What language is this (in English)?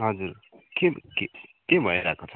Nepali